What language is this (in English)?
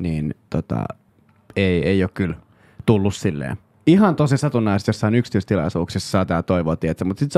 Finnish